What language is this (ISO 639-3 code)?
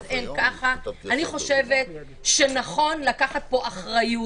heb